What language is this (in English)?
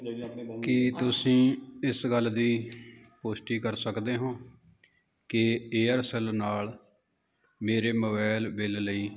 Punjabi